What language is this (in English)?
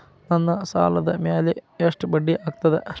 Kannada